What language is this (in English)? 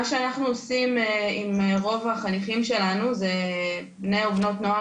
Hebrew